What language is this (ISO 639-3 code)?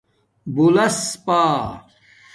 dmk